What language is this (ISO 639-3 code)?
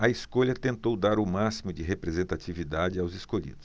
por